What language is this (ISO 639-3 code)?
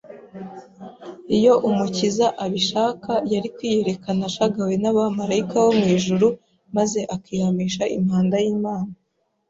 kin